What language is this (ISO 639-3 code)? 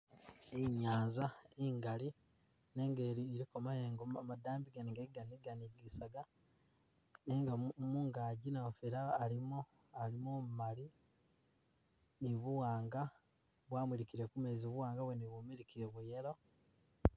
myx